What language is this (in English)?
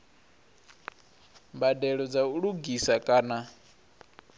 Venda